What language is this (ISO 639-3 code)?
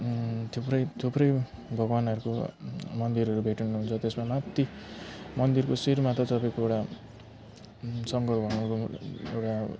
nep